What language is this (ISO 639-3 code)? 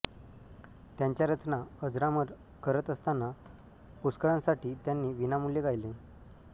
mar